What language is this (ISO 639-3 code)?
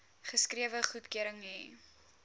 afr